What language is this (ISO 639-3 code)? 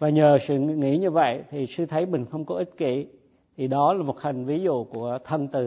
vie